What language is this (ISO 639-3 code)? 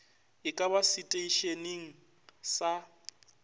nso